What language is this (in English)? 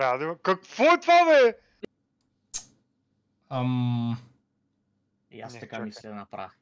Bulgarian